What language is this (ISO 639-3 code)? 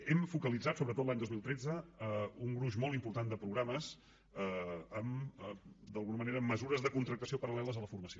cat